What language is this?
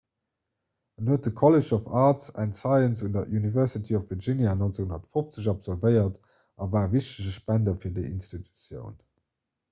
Luxembourgish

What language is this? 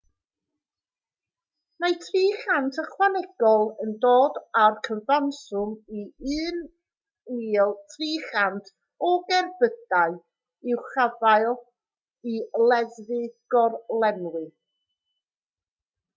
Welsh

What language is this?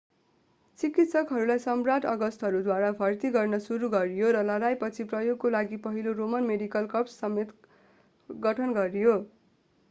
Nepali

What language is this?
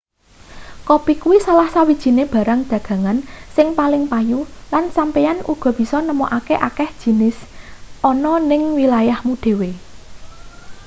Javanese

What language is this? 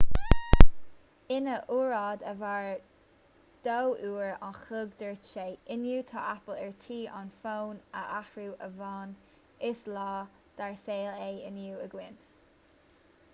Irish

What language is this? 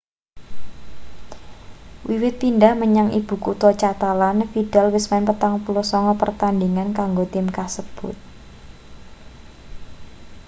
Javanese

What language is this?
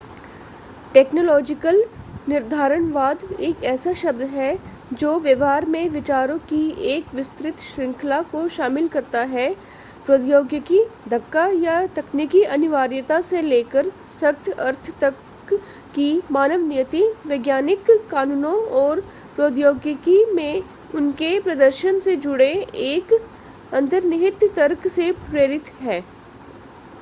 Hindi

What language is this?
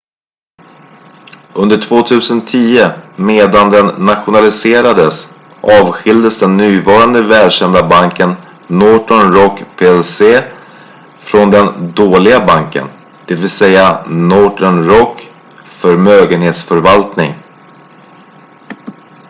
Swedish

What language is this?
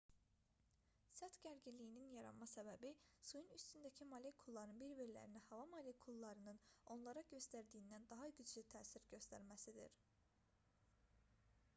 Azerbaijani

